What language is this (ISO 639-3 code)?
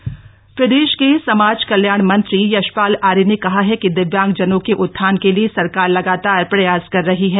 hin